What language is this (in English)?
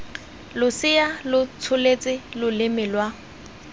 Tswana